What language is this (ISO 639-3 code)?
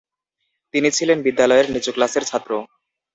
ben